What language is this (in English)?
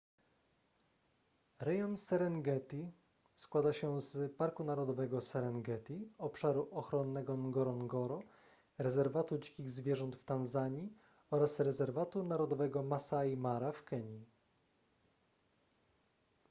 Polish